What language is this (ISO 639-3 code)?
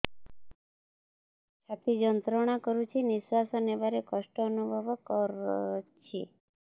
ori